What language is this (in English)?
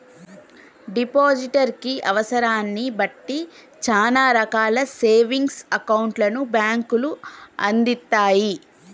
Telugu